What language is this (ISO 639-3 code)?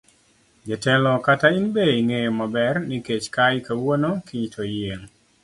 luo